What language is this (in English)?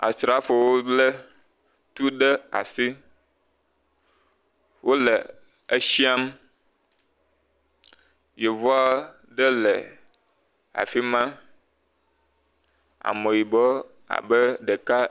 Ewe